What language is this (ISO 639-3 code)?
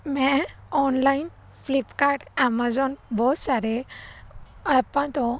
pan